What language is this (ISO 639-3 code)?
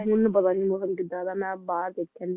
pan